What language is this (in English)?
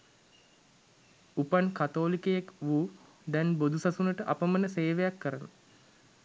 Sinhala